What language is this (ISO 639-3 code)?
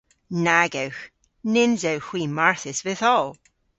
cor